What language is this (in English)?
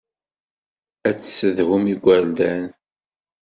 Kabyle